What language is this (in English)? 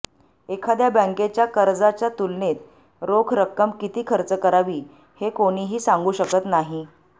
Marathi